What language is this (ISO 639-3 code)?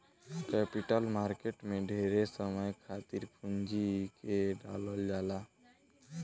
bho